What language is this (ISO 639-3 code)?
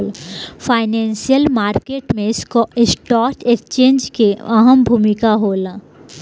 bho